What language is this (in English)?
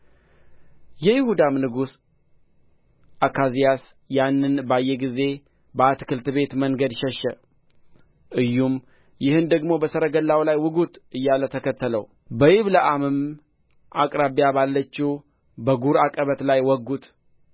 Amharic